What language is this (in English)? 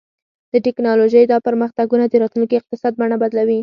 Pashto